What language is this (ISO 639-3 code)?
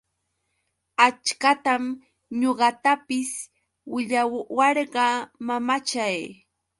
qux